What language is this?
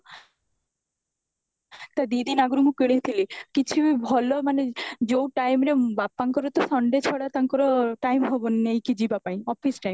Odia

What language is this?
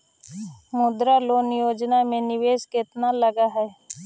Magahi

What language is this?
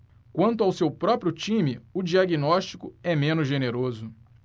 Portuguese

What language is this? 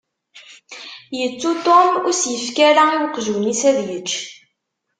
Kabyle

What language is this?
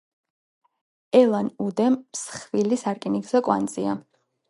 Georgian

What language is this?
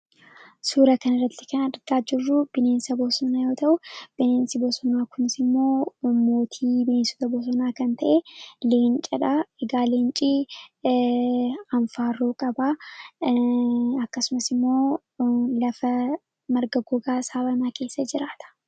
Oromo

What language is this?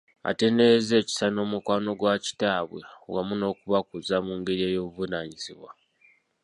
Ganda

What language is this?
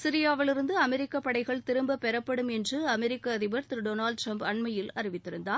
Tamil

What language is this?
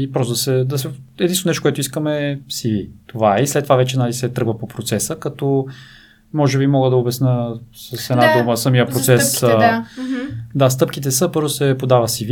Bulgarian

